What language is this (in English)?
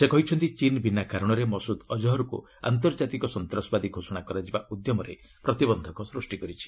Odia